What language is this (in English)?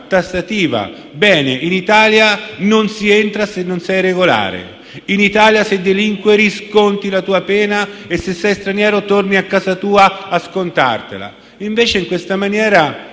Italian